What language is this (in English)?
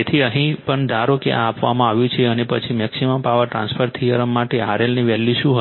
Gujarati